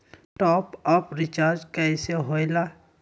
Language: Magahi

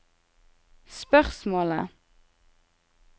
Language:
Norwegian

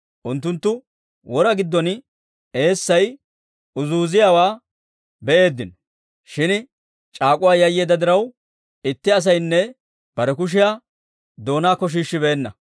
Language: Dawro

